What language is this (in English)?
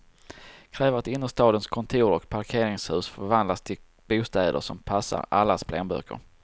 Swedish